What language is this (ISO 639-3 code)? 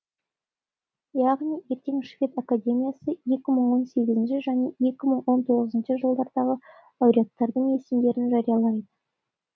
kaz